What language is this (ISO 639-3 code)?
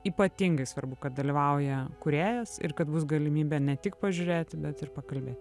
lit